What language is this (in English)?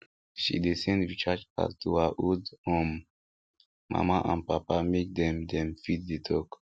Nigerian Pidgin